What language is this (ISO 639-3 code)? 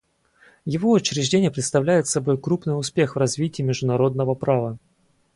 rus